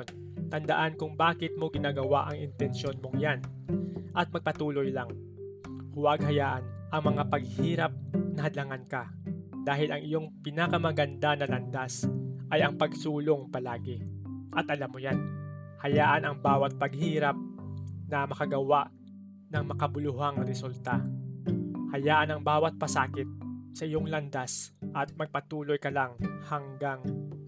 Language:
Filipino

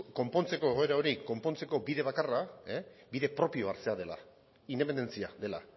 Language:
Basque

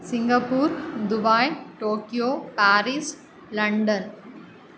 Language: Sanskrit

